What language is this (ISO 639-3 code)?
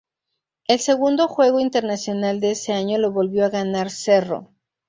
spa